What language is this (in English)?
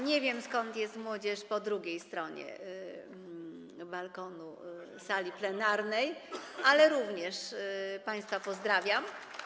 Polish